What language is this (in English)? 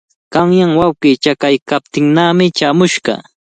Cajatambo North Lima Quechua